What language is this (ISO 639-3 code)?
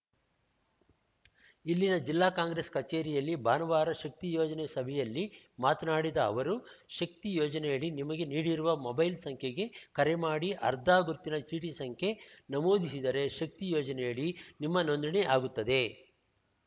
kan